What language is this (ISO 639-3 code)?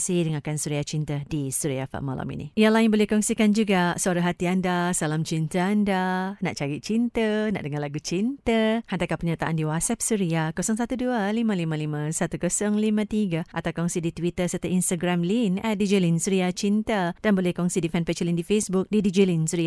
msa